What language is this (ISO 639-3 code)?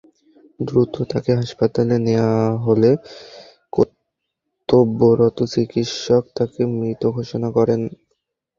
ben